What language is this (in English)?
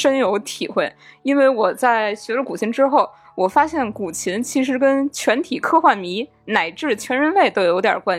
Chinese